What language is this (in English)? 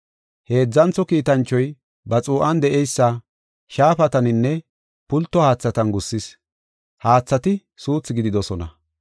Gofa